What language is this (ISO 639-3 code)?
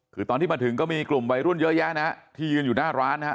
tha